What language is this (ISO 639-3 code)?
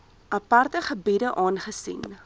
afr